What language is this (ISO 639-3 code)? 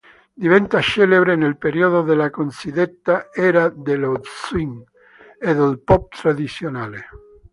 ita